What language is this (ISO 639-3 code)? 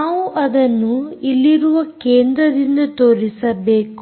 kan